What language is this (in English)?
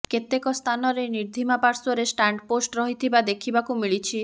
Odia